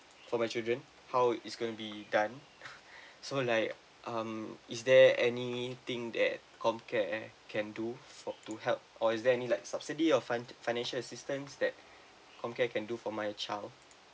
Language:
English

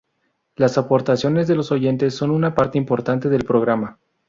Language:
Spanish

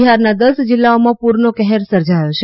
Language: Gujarati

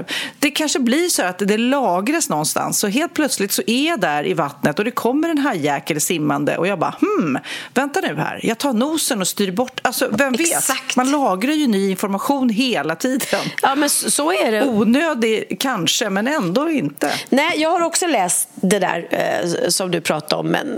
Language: Swedish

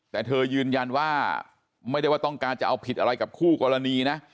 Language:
Thai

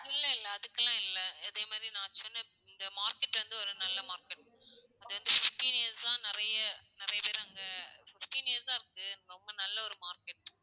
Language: Tamil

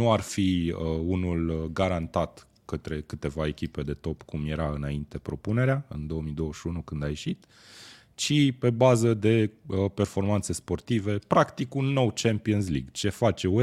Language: Romanian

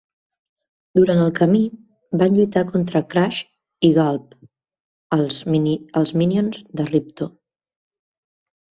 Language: Catalan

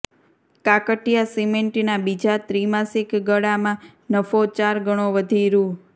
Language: Gujarati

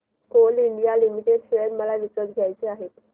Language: Marathi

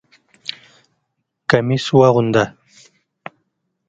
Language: Pashto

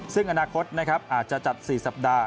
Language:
Thai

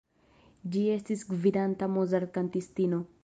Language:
Esperanto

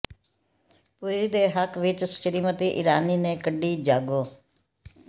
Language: Punjabi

